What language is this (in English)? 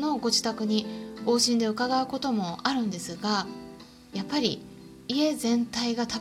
Japanese